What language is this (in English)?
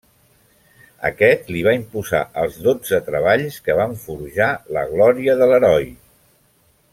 Catalan